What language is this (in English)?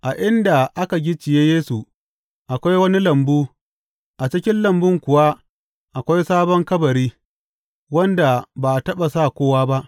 Hausa